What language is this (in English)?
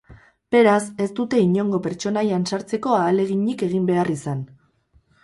Basque